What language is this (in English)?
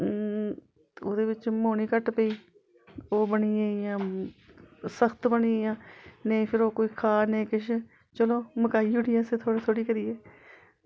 Dogri